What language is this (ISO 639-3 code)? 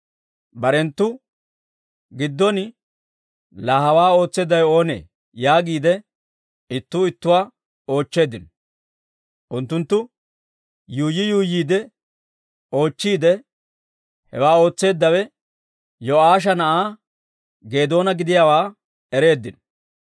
dwr